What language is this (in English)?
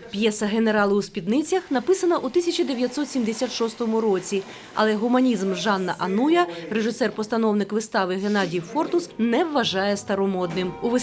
Ukrainian